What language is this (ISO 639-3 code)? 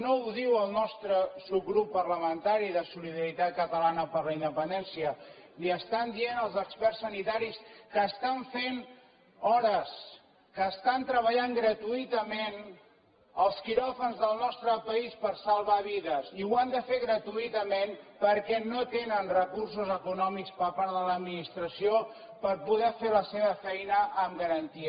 cat